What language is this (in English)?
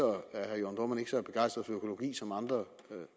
Danish